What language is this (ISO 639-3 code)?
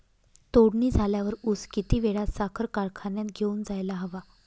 mar